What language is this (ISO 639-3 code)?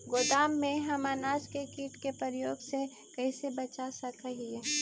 mag